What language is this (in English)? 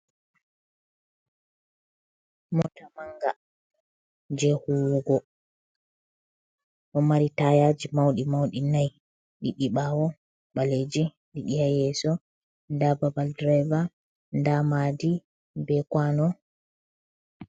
Fula